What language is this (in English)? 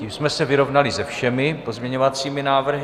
Czech